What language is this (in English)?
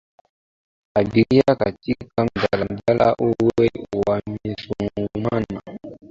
Swahili